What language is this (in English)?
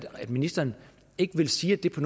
Danish